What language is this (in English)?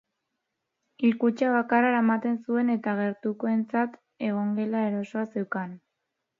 Basque